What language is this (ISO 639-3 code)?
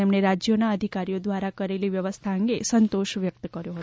guj